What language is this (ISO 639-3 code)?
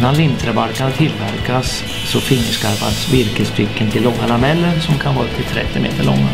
swe